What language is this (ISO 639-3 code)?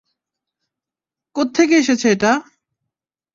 ben